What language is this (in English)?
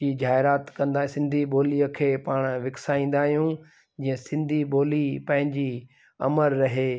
Sindhi